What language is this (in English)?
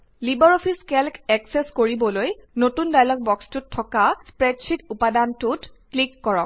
Assamese